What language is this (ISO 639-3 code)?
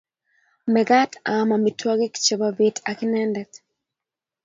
kln